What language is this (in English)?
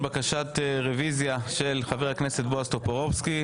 Hebrew